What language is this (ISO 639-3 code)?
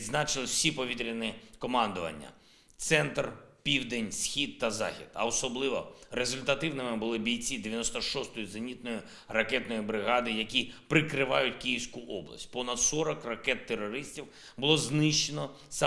ukr